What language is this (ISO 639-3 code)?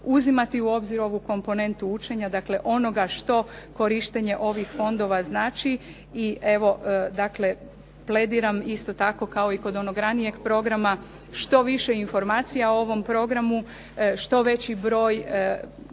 hrv